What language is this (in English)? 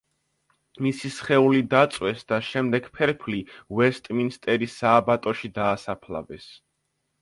Georgian